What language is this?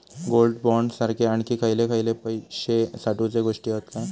Marathi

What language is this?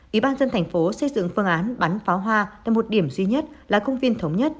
Vietnamese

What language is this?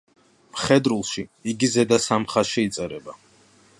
Georgian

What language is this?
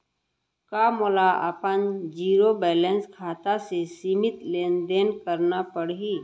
Chhattisgarhi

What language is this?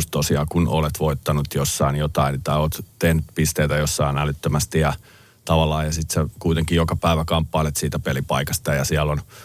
Finnish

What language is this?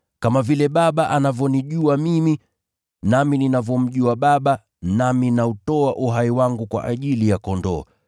Swahili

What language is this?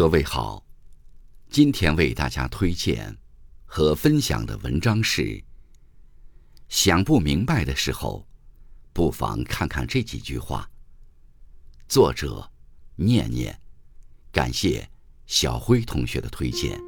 Chinese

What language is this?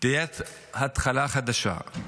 Hebrew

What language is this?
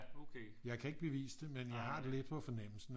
Danish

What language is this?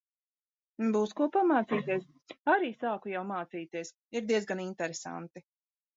Latvian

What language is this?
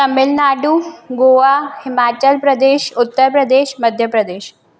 Sindhi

